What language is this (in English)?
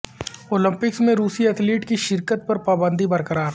Urdu